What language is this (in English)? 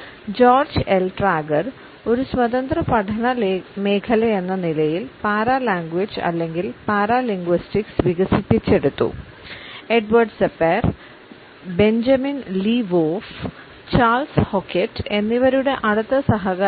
Malayalam